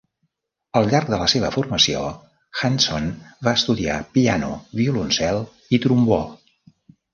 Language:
Catalan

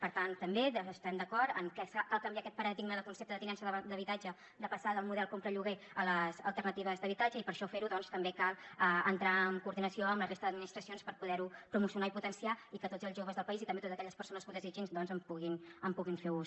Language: Catalan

